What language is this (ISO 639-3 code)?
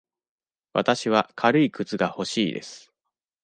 jpn